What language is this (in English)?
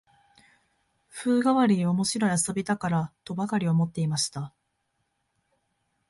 Japanese